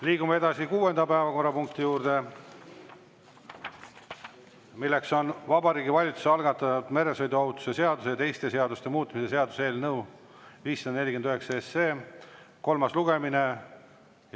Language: Estonian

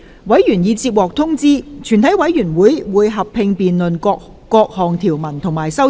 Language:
Cantonese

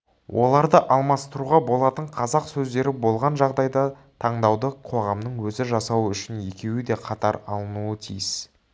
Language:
Kazakh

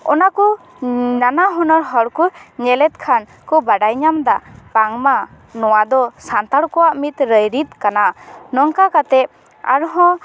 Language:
Santali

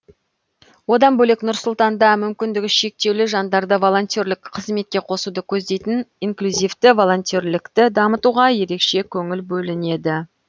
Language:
Kazakh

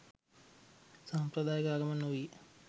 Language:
Sinhala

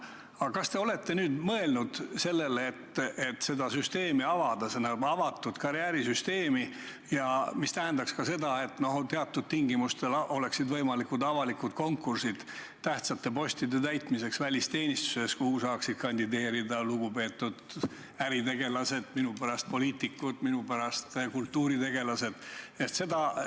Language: Estonian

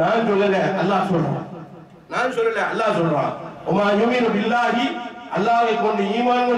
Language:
Arabic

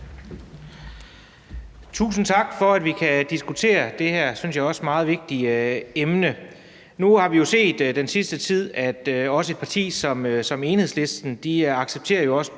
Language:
Danish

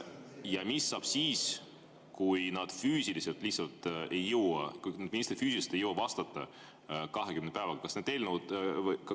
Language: Estonian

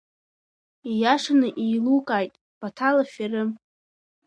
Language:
Abkhazian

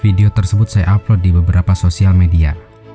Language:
Indonesian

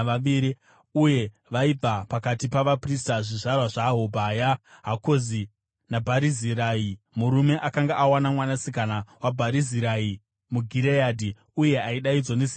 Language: Shona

